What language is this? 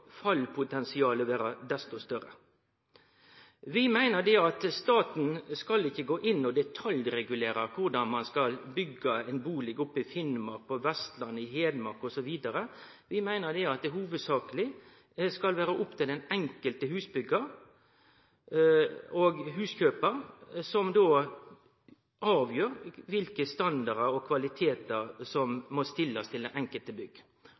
Norwegian Nynorsk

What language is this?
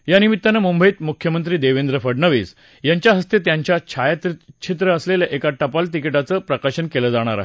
Marathi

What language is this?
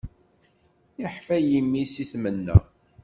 Kabyle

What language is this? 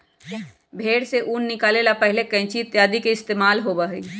Magahi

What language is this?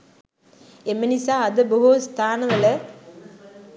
Sinhala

